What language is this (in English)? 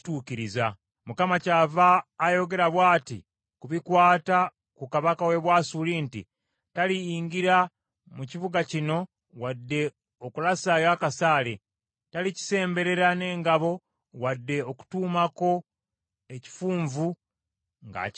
Ganda